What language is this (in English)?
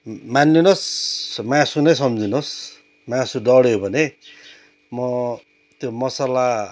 Nepali